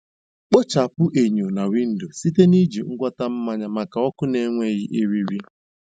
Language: Igbo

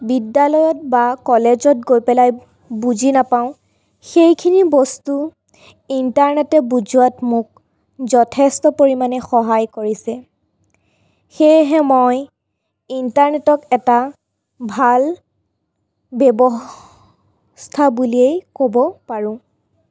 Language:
Assamese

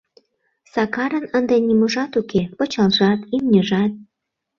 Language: Mari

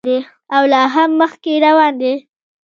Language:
Pashto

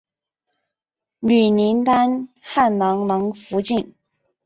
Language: Chinese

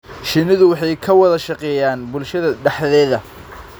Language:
Somali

